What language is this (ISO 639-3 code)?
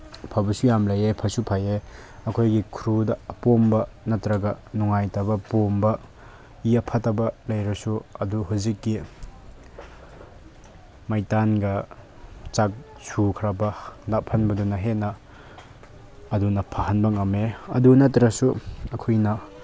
mni